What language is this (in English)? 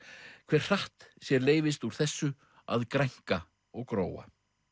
Icelandic